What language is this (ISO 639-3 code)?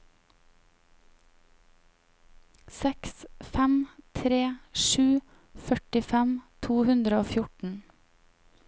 nor